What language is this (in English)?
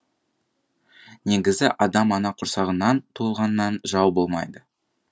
Kazakh